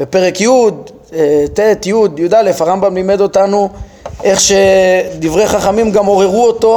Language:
Hebrew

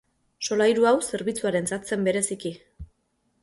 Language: Basque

